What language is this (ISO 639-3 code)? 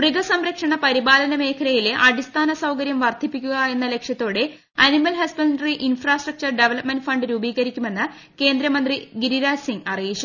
mal